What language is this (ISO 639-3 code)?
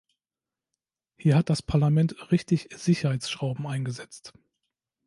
deu